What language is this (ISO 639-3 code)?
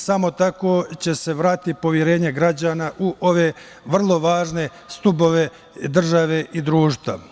srp